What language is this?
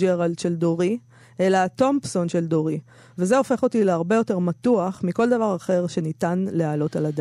Hebrew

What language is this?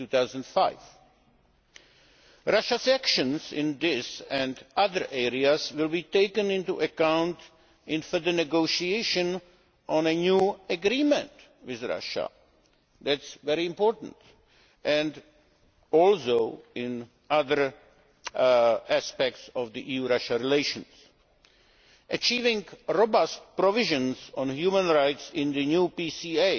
English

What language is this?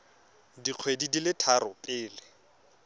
Tswana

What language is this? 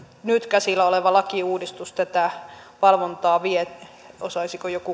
Finnish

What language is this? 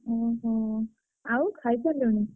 Odia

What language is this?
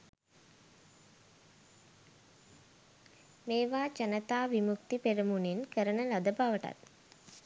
Sinhala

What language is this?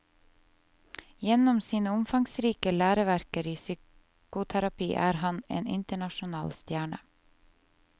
Norwegian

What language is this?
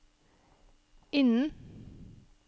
Norwegian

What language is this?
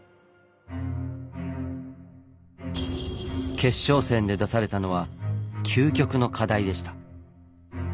Japanese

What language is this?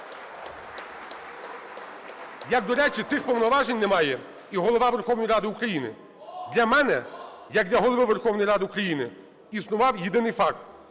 Ukrainian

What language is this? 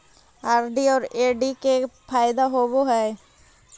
Magahi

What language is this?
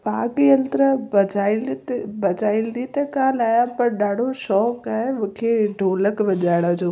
Sindhi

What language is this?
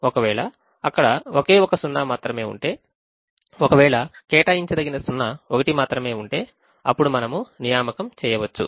Telugu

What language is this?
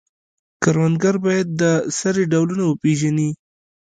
Pashto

